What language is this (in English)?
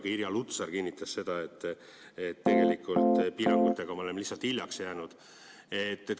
Estonian